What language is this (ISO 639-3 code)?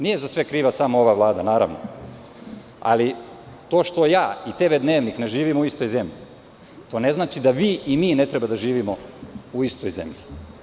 srp